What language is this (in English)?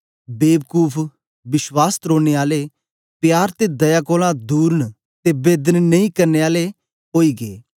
Dogri